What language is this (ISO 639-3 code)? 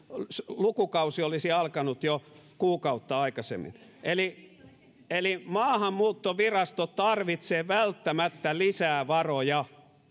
fin